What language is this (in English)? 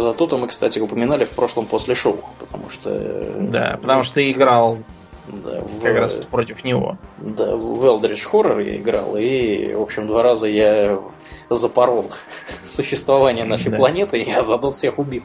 Russian